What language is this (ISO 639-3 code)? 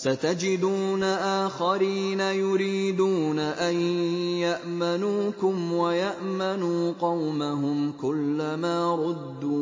ara